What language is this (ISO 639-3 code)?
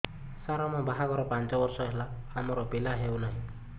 ori